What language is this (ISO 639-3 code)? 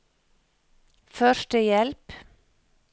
nor